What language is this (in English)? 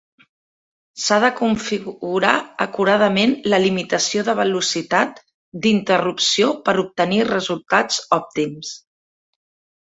Catalan